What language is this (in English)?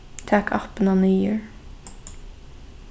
Faroese